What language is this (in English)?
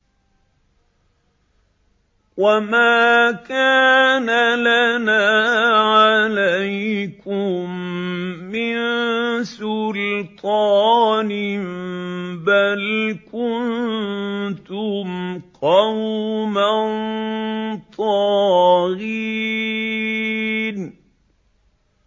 Arabic